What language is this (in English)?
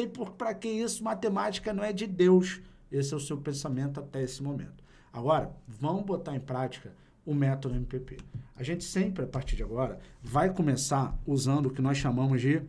Portuguese